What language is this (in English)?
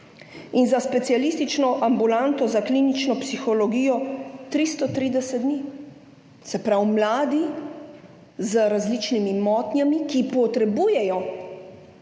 Slovenian